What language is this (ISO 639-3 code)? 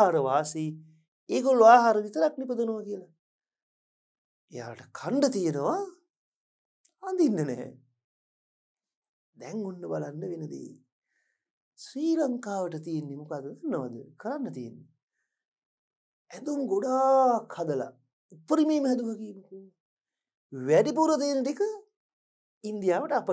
tur